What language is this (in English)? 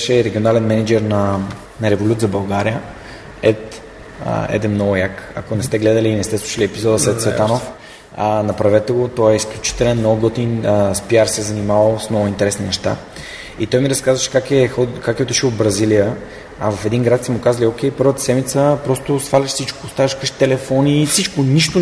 Bulgarian